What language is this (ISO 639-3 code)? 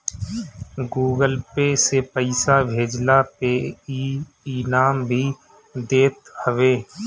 bho